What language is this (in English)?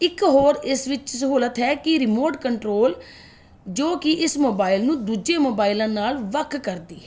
Punjabi